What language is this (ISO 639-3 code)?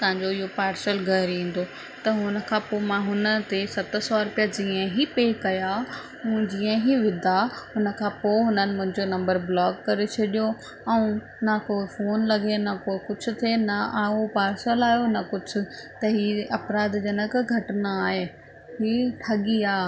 snd